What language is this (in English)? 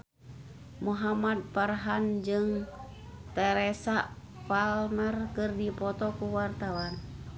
Sundanese